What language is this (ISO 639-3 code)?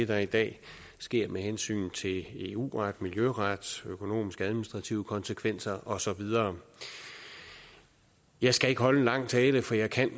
dan